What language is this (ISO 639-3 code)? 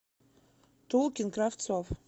rus